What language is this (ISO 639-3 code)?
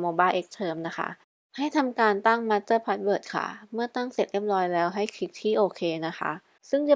tha